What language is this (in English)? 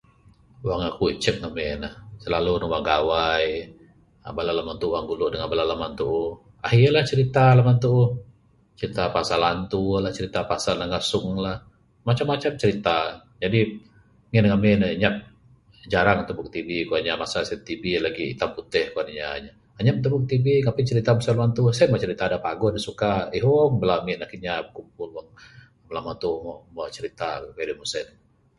Bukar-Sadung Bidayuh